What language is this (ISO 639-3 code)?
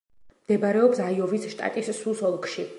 kat